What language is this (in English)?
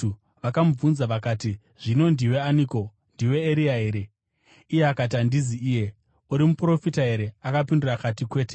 Shona